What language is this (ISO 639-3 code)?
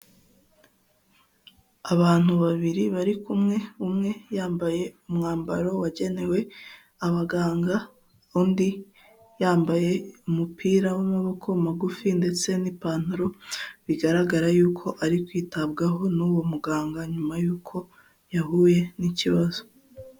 kin